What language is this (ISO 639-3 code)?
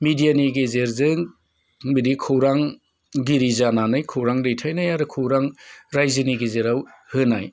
brx